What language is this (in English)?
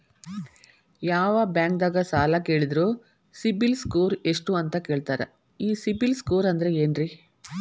Kannada